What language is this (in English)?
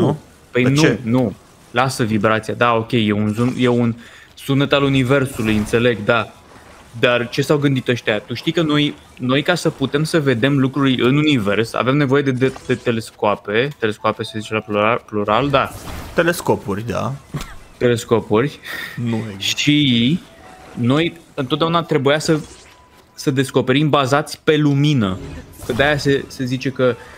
Romanian